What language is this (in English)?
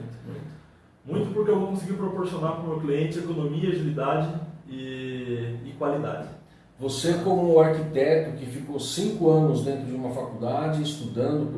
Portuguese